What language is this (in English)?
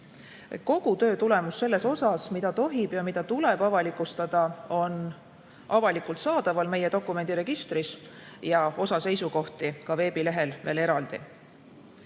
Estonian